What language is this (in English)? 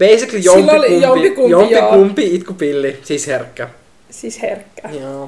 Finnish